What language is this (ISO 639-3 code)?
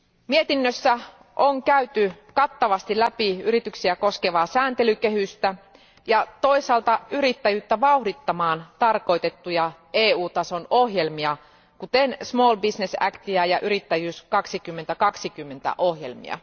fin